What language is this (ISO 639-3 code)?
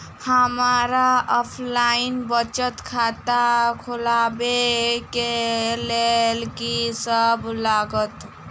mai